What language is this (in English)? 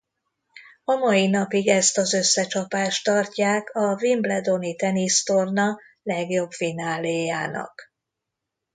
Hungarian